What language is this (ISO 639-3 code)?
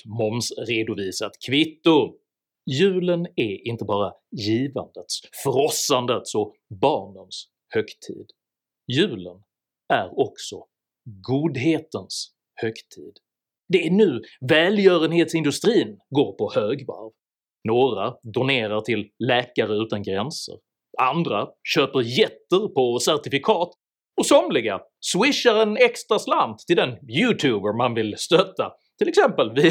swe